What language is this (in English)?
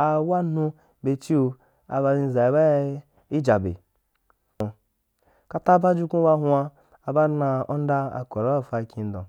Wapan